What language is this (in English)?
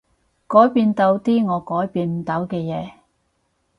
Cantonese